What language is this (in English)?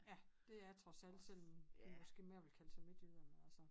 Danish